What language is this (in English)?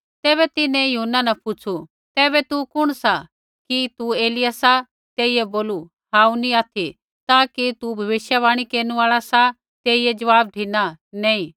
Kullu Pahari